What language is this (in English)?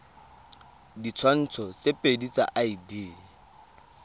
Tswana